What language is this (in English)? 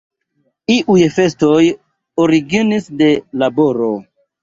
Esperanto